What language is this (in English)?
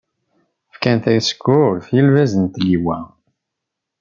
Kabyle